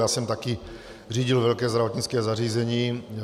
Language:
Czech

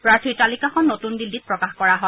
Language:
Assamese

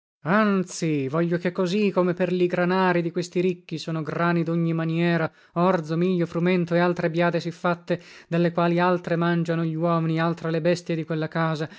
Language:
Italian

